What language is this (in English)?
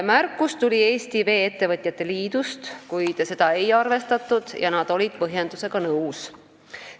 Estonian